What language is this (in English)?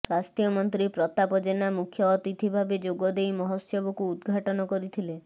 Odia